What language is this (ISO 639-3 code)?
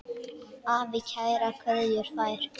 isl